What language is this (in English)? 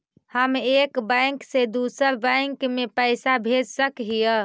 Magahi